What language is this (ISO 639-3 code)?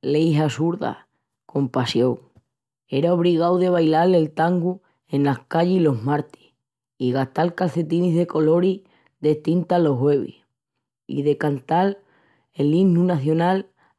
ext